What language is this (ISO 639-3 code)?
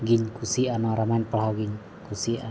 sat